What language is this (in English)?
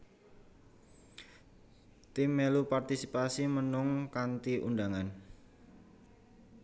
Javanese